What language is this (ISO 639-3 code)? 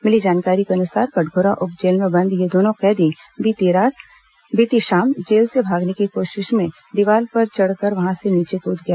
hin